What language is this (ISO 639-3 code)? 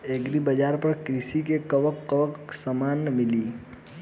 bho